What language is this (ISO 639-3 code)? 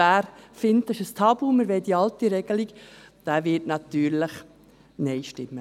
gsw